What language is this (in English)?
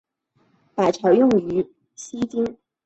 Chinese